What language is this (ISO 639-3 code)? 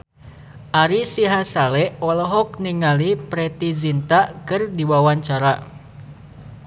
sun